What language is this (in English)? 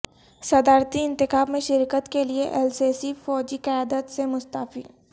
Urdu